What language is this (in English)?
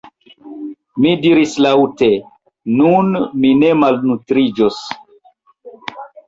Esperanto